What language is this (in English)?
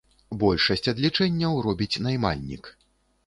Belarusian